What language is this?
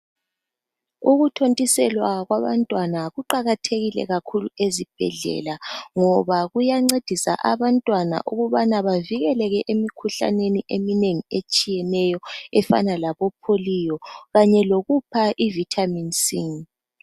North Ndebele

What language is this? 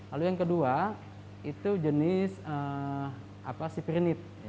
Indonesian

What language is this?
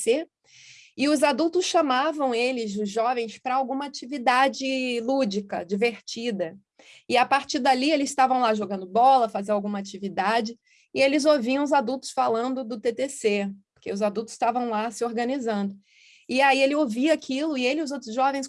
Portuguese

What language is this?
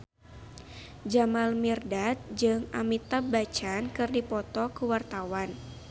Sundanese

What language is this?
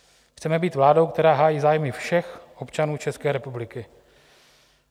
Czech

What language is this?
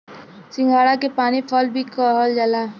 Bhojpuri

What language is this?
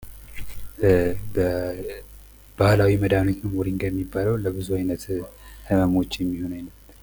Amharic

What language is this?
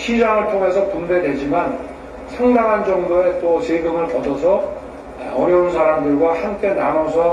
Korean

